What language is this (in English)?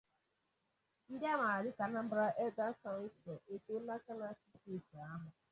Igbo